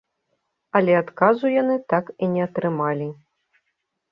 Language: Belarusian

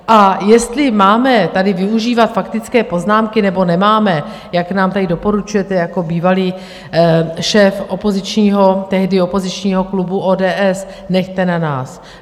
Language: Czech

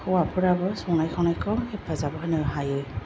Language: Bodo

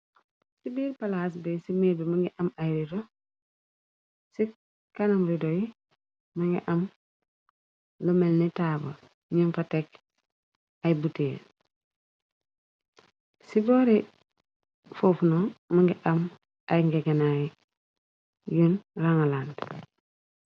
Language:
Wolof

